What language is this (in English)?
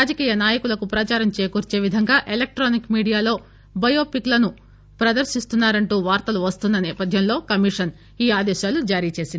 Telugu